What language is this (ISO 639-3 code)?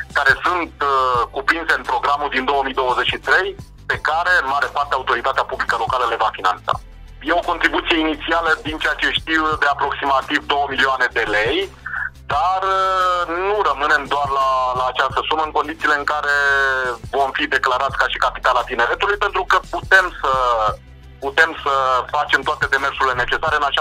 ron